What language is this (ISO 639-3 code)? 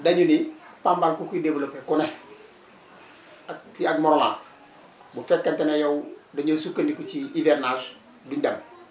wol